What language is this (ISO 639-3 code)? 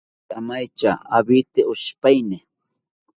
cpy